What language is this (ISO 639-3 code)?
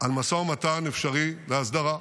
heb